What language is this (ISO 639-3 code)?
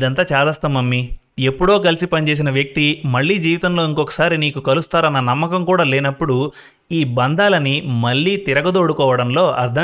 tel